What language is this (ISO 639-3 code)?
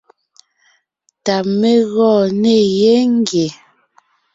nnh